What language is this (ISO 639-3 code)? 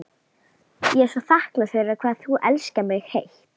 isl